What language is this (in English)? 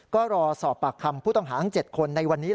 Thai